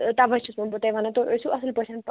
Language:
Kashmiri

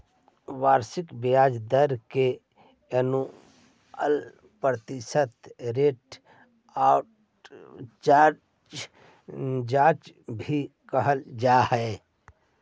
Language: Magahi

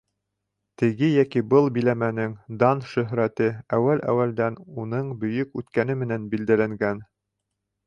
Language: Bashkir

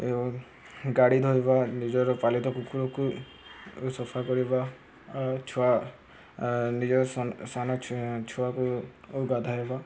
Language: Odia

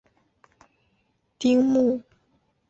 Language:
Chinese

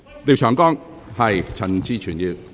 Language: Cantonese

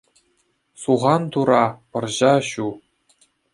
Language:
Chuvash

